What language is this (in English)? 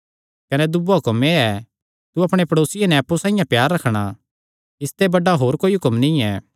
Kangri